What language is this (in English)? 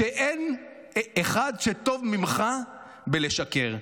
Hebrew